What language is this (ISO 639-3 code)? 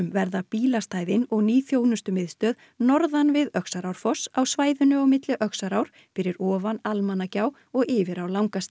isl